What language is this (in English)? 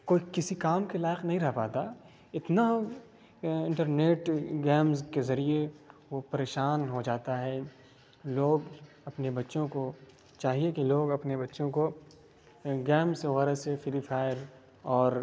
Urdu